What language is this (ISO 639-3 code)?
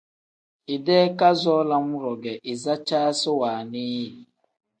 kdh